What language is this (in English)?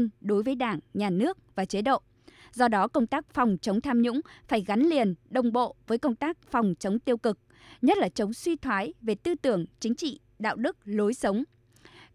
Vietnamese